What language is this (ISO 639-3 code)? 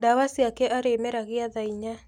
kik